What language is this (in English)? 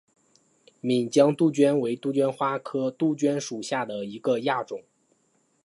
Chinese